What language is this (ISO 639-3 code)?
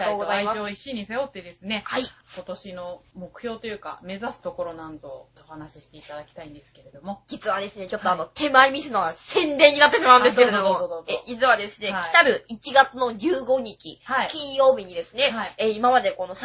jpn